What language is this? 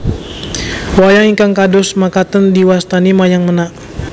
Javanese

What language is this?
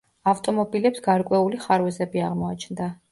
Georgian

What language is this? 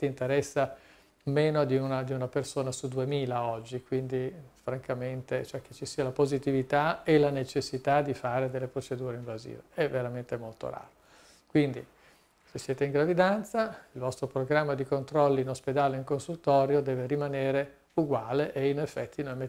Italian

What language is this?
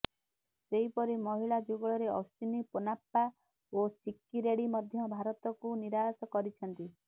Odia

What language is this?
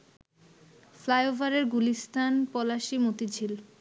Bangla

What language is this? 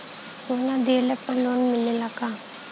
Bhojpuri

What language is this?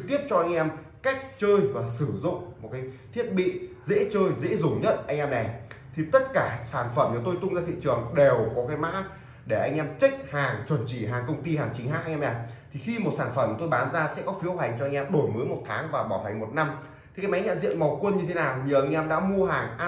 Vietnamese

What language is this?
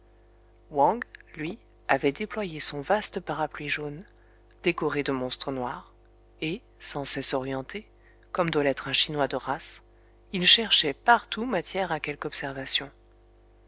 French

